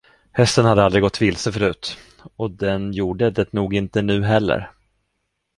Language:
Swedish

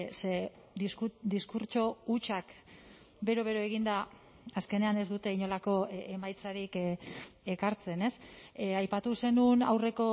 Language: Basque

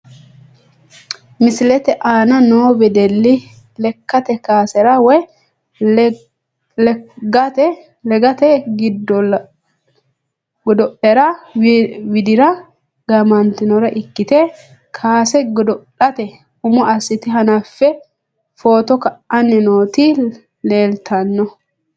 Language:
Sidamo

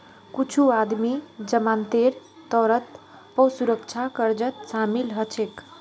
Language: Magahi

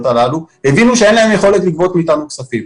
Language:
Hebrew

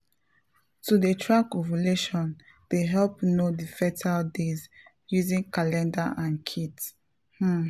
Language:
Nigerian Pidgin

